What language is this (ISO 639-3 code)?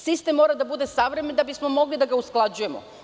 srp